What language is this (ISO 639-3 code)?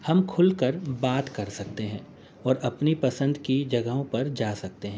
urd